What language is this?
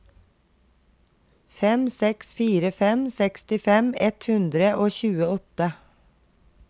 Norwegian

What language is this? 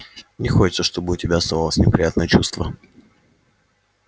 Russian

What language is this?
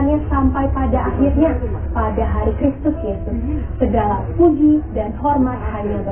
Indonesian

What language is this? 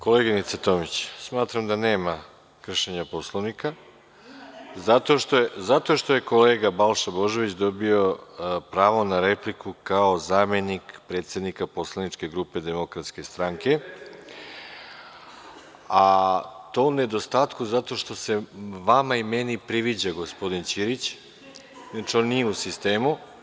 Serbian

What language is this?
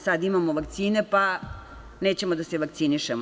Serbian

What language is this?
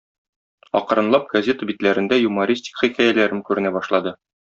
Tatar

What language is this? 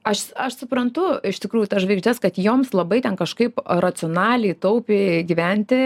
Lithuanian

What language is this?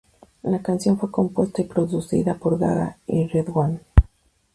Spanish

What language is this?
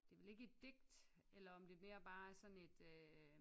Danish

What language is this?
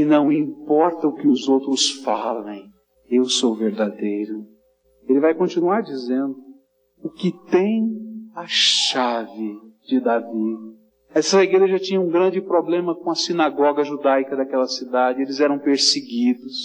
Portuguese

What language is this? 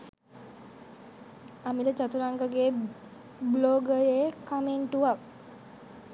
Sinhala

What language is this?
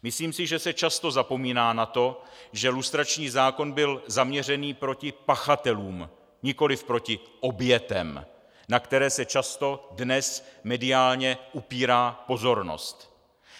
Czech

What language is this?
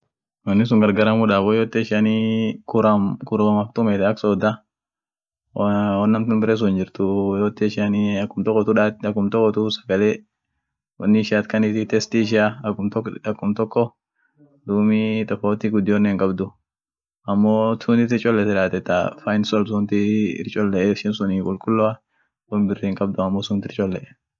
Orma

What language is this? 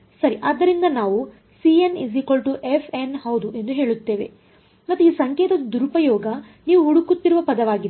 Kannada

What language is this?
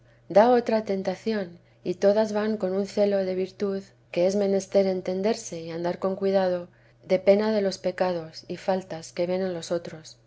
Spanish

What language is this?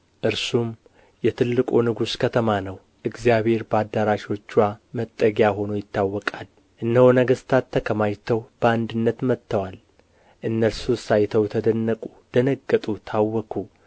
Amharic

